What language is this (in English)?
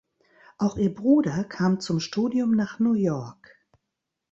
German